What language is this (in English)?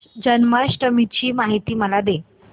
Marathi